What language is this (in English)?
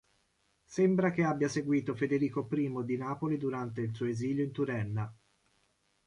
Italian